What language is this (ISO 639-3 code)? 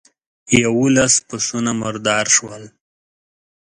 pus